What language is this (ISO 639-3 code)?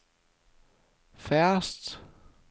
dan